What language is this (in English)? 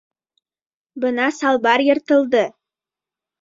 Bashkir